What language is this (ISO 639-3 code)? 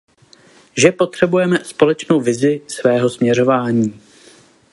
ces